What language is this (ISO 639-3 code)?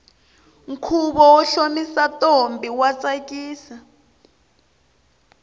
tso